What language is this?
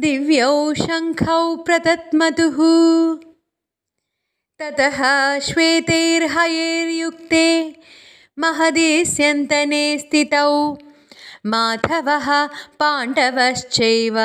Malayalam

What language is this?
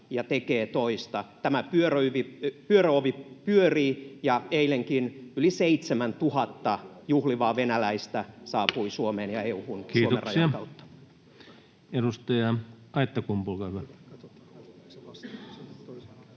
Finnish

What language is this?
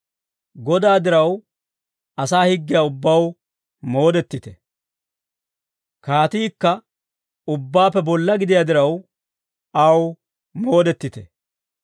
Dawro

